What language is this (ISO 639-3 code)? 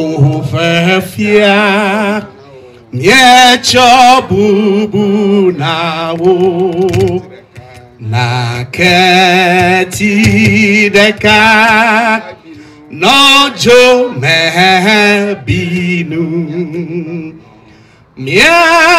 eng